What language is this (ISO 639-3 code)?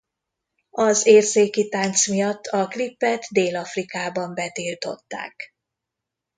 hun